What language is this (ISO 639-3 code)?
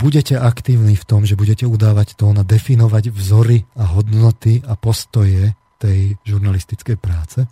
slk